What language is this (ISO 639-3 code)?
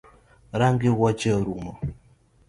luo